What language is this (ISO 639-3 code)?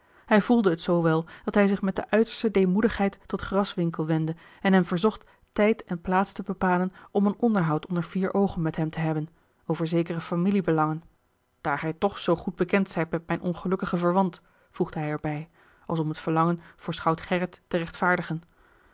nld